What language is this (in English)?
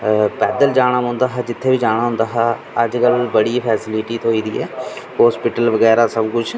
Dogri